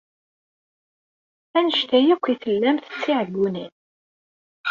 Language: Kabyle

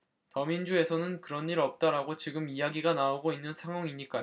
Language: Korean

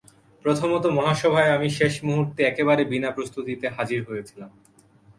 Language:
Bangla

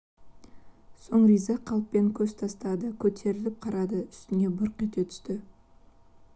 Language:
Kazakh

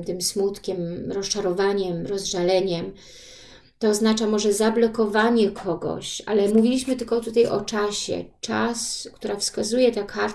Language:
Polish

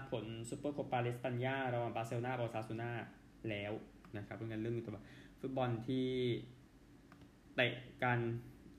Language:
Thai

